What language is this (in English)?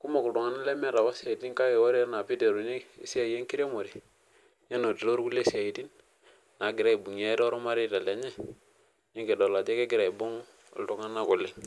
Masai